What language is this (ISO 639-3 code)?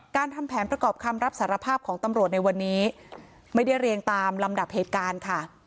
tha